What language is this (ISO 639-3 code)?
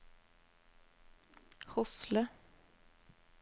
nor